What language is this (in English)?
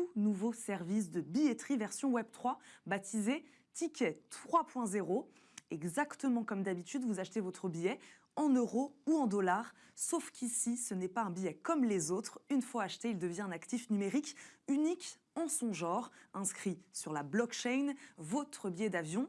French